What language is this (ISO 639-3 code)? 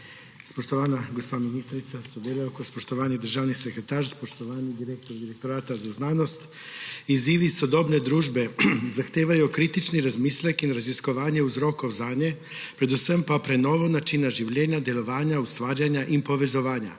slv